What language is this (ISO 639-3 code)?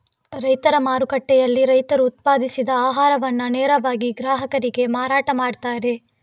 kan